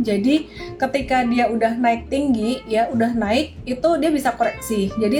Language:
Indonesian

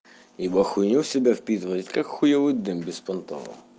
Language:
Russian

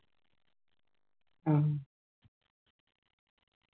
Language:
Malayalam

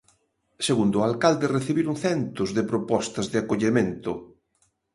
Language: Galician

